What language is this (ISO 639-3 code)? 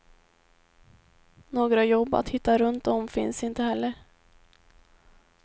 swe